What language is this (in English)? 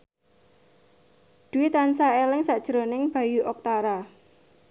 Javanese